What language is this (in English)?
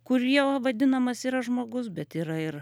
Lithuanian